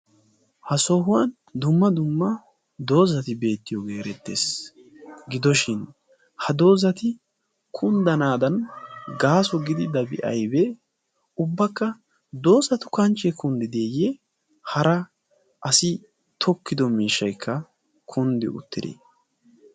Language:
Wolaytta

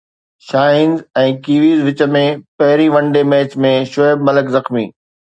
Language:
Sindhi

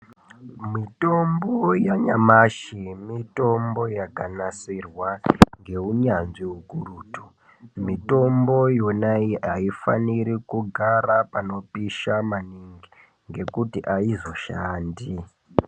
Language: Ndau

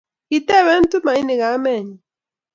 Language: Kalenjin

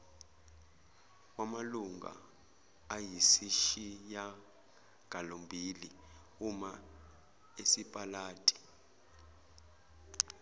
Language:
Zulu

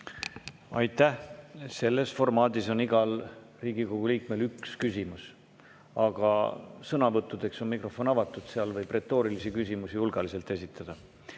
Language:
Estonian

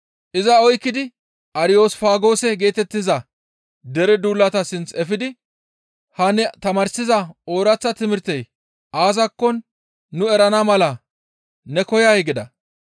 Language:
Gamo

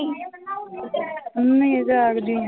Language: Punjabi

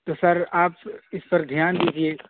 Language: Urdu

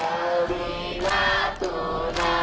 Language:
Indonesian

